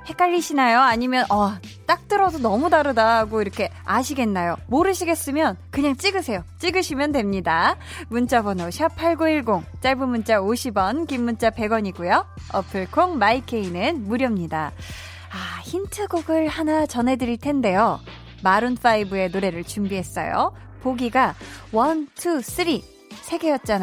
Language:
Korean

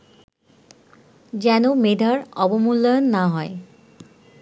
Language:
Bangla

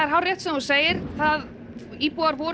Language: Icelandic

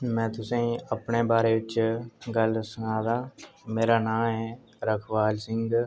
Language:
Dogri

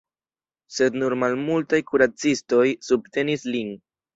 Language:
Esperanto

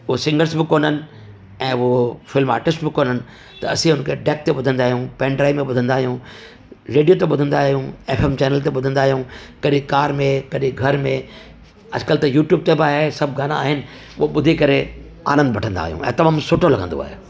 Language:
Sindhi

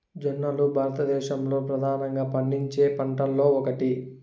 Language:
Telugu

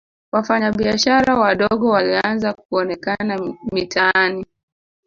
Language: Swahili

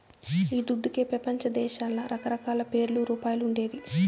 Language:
Telugu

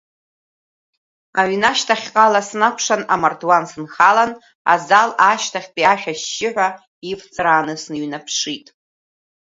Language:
Abkhazian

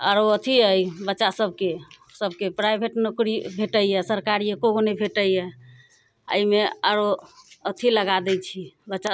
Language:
Maithili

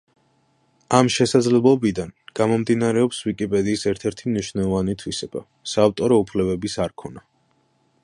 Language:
Georgian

